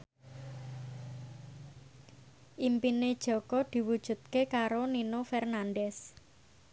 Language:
Javanese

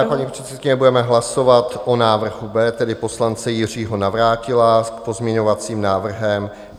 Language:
Czech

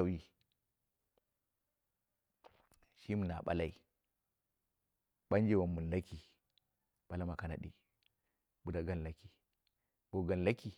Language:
Dera (Nigeria)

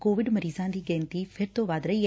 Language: Punjabi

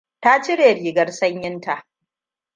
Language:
Hausa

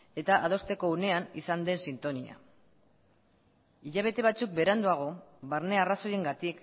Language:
Basque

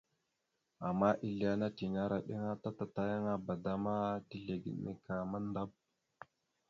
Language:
Mada (Cameroon)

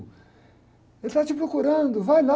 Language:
Portuguese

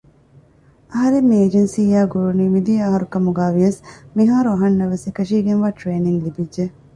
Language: Divehi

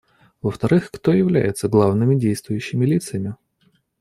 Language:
Russian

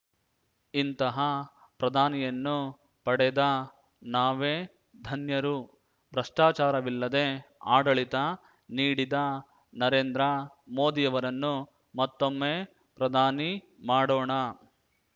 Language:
Kannada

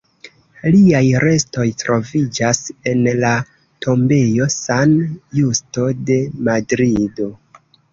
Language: Esperanto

